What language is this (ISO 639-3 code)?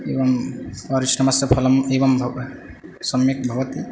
san